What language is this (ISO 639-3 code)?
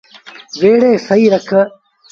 sbn